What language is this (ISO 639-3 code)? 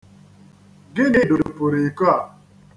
ibo